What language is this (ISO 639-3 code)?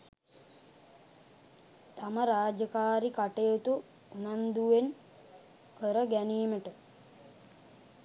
sin